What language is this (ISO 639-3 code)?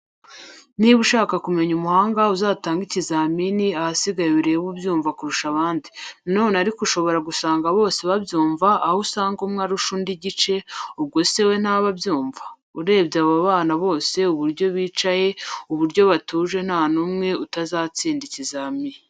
kin